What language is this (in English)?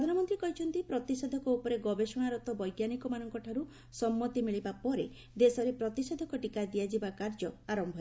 Odia